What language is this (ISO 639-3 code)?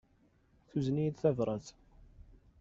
kab